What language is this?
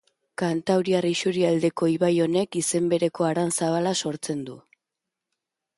Basque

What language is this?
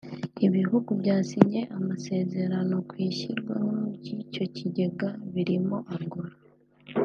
Kinyarwanda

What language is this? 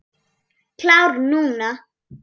Icelandic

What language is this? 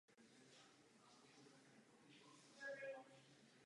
Czech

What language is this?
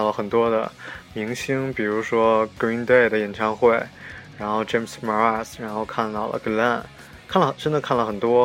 Chinese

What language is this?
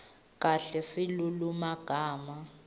Swati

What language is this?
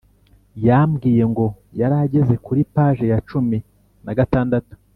Kinyarwanda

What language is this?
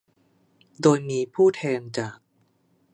Thai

